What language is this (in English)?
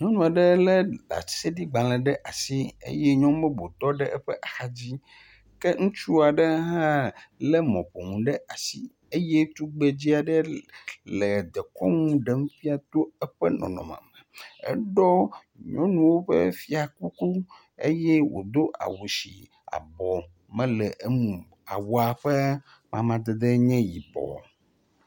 Ewe